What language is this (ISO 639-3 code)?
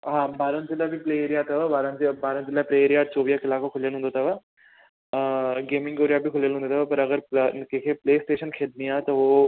snd